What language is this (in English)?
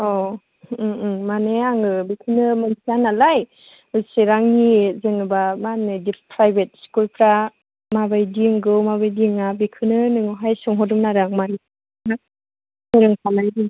Bodo